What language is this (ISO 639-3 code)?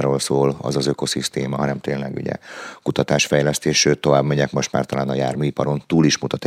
hun